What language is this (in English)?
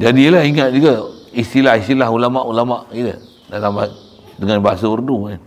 Malay